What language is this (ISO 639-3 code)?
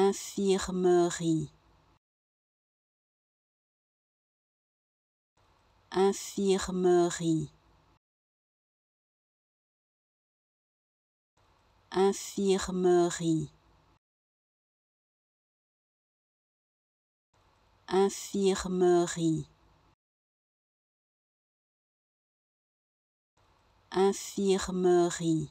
fra